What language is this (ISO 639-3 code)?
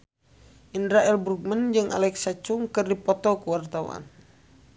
sun